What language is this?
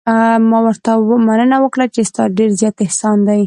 Pashto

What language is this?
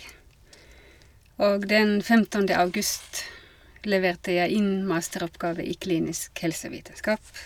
Norwegian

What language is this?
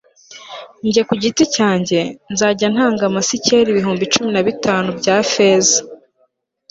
Kinyarwanda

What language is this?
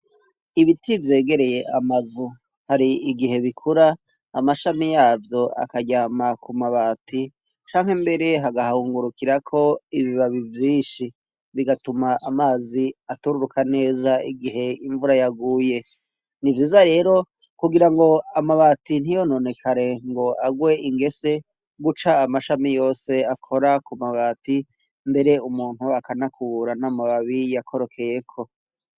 Rundi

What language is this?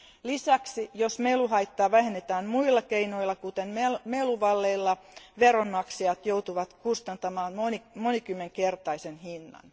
Finnish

